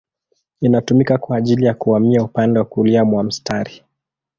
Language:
Swahili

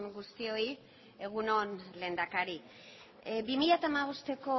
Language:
Basque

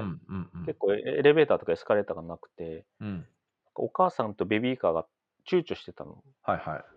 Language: Japanese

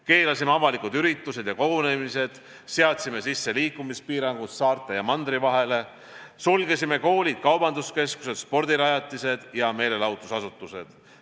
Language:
Estonian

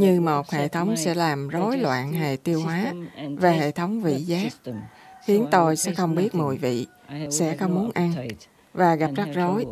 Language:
Vietnamese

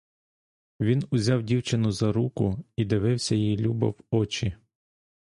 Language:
Ukrainian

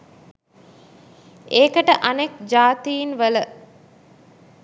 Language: Sinhala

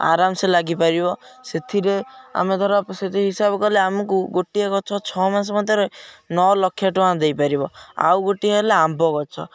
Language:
Odia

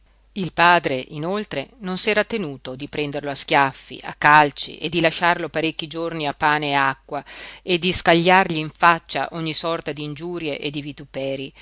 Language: Italian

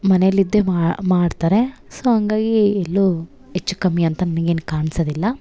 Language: Kannada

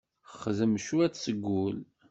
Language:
Kabyle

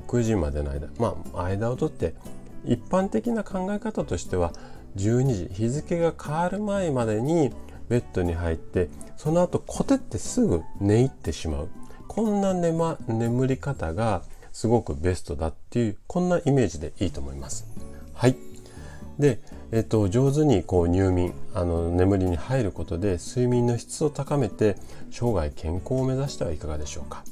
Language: Japanese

